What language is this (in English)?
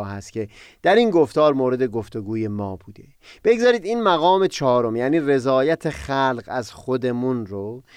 Persian